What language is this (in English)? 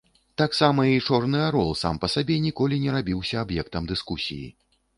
Belarusian